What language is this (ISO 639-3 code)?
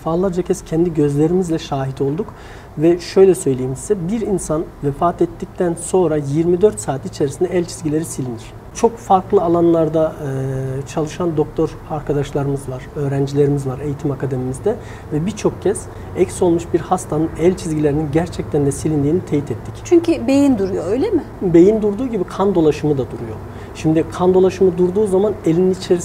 tur